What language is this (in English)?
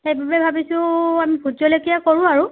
Assamese